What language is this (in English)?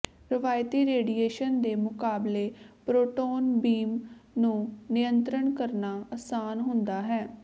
Punjabi